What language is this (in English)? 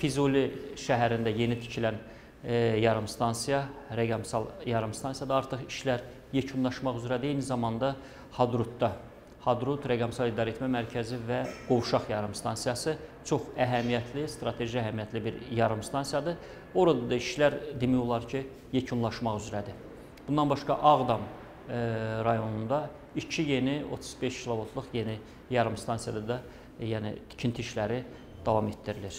Turkish